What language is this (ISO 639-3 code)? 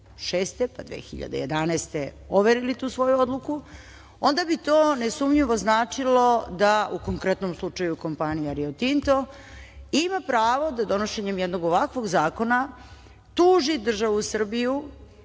srp